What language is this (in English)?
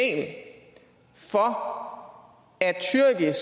Danish